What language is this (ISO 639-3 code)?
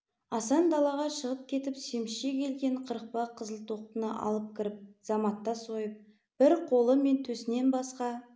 kaz